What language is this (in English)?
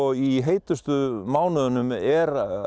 Icelandic